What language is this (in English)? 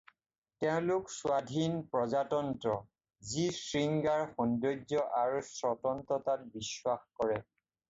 Assamese